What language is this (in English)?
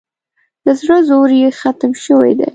Pashto